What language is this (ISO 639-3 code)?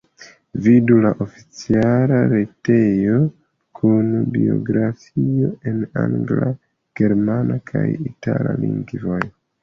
epo